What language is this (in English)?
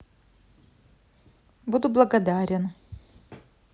Russian